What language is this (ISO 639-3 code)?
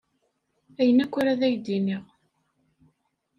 kab